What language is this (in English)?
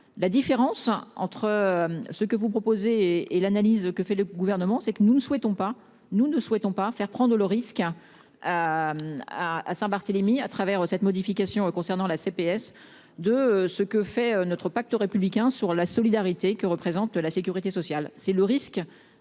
French